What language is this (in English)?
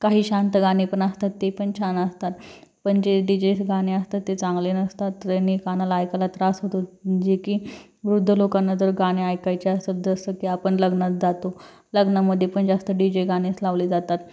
Marathi